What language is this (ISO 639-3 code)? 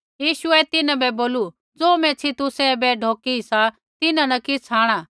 kfx